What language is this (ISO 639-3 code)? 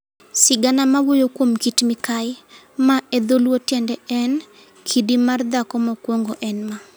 luo